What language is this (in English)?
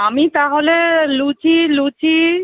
Bangla